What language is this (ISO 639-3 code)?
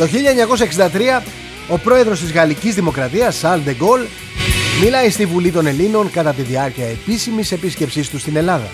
ell